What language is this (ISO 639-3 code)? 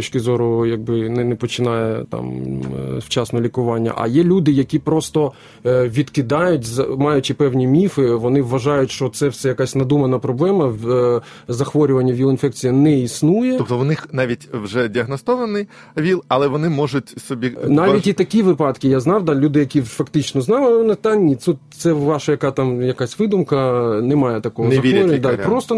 ukr